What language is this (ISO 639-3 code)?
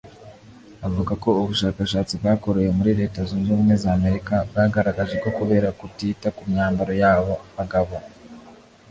kin